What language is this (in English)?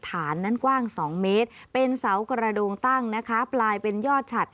Thai